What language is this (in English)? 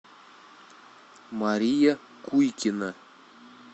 Russian